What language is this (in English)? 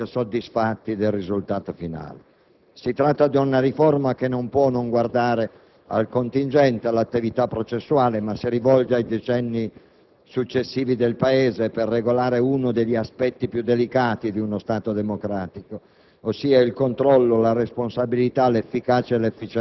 Italian